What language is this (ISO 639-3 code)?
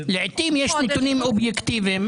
heb